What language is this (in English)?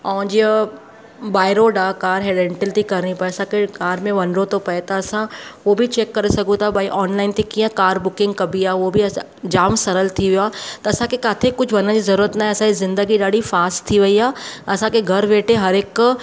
Sindhi